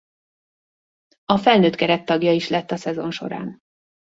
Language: Hungarian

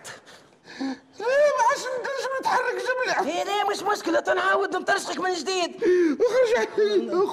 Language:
Arabic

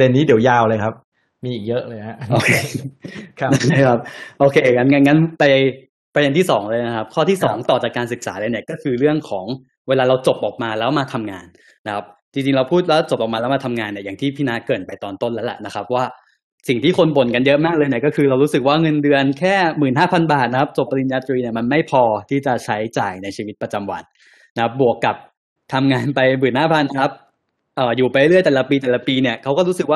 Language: Thai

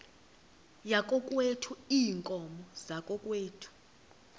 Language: Xhosa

